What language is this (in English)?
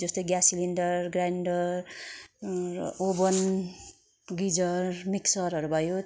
Nepali